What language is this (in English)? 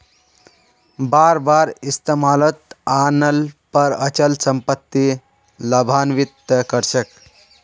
Magahi